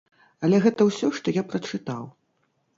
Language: Belarusian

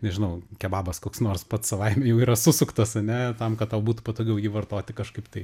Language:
Lithuanian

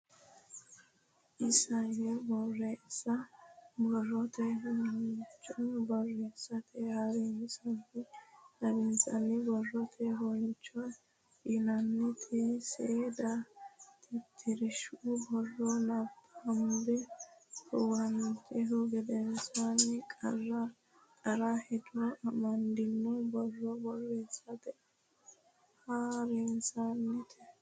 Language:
Sidamo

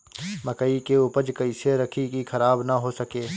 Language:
Bhojpuri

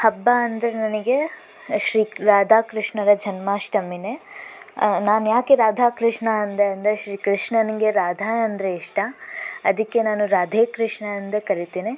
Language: Kannada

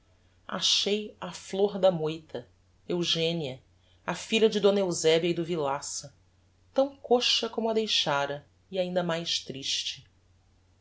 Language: Portuguese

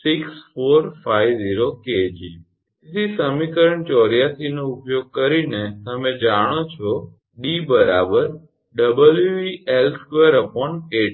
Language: Gujarati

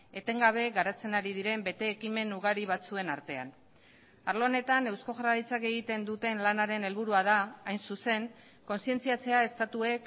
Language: Basque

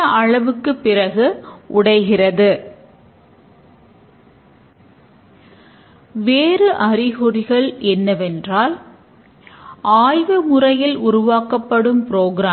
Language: Tamil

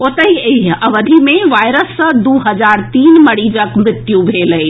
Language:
Maithili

